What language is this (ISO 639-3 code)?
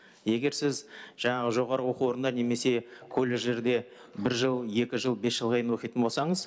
kaz